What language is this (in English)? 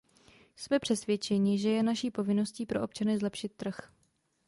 Czech